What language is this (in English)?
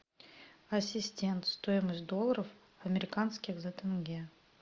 Russian